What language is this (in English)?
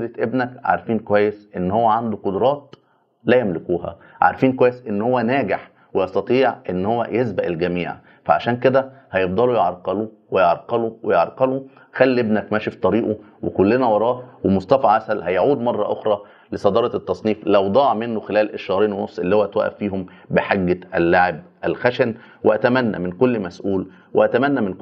Arabic